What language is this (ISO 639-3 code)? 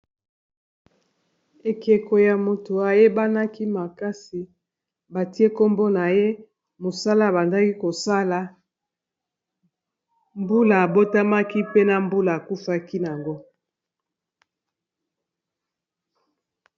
lin